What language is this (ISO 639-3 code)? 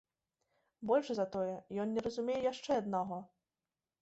bel